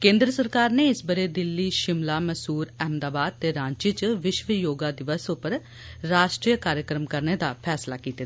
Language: Dogri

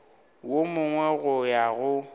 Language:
Northern Sotho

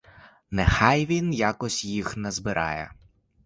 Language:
Ukrainian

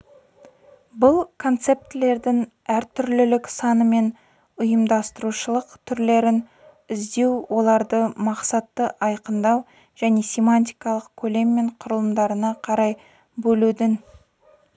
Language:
Kazakh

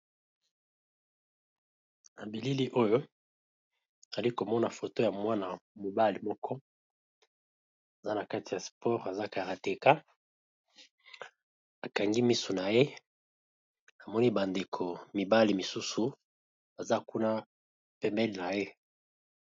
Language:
Lingala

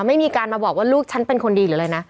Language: Thai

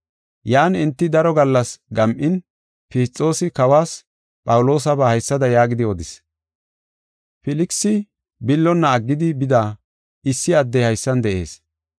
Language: Gofa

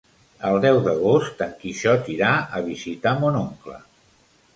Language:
Catalan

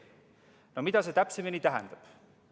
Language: Estonian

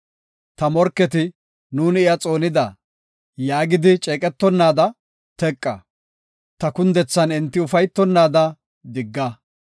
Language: Gofa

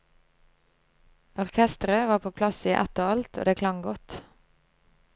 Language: Norwegian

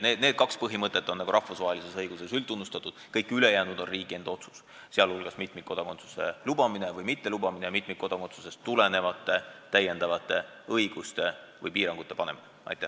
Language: Estonian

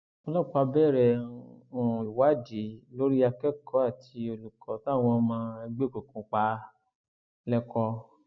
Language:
Yoruba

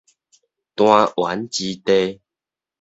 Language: Min Nan Chinese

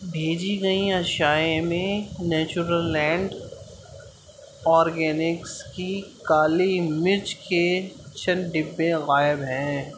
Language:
Urdu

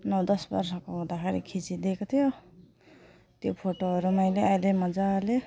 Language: Nepali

